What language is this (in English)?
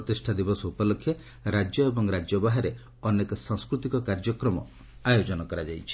Odia